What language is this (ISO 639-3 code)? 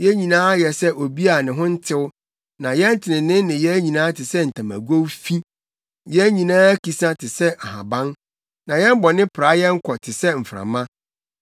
aka